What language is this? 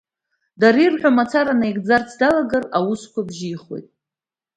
Abkhazian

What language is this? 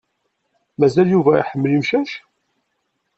Kabyle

